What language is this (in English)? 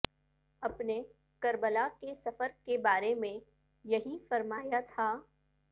Urdu